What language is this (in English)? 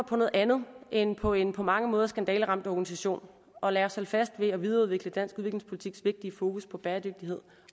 Danish